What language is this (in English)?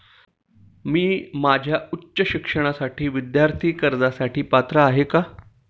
Marathi